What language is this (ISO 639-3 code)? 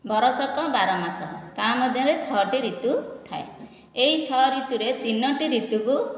ori